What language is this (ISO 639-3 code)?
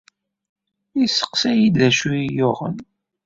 kab